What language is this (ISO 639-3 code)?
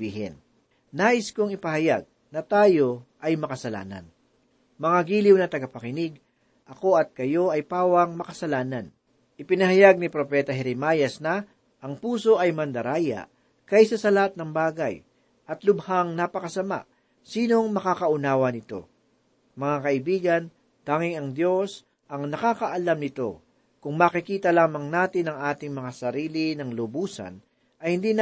fil